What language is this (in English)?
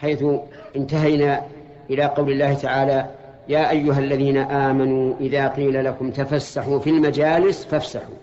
Arabic